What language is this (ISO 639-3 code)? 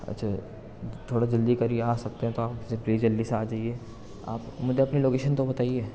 urd